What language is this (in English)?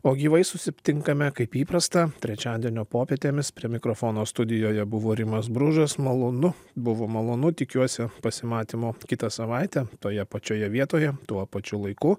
Lithuanian